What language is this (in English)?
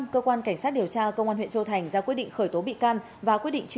Vietnamese